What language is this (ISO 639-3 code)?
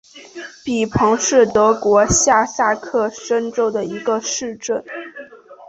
zho